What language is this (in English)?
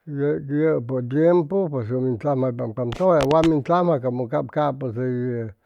Chimalapa Zoque